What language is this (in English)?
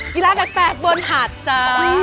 Thai